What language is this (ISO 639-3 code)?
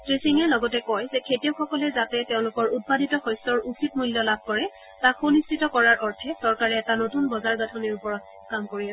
asm